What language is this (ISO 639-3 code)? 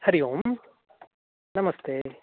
san